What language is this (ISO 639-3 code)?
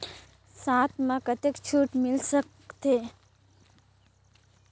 hne